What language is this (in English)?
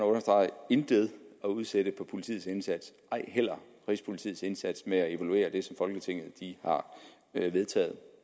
Danish